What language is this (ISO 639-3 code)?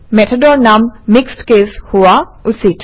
asm